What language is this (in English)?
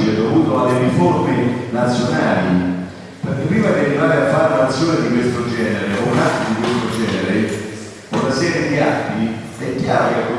Italian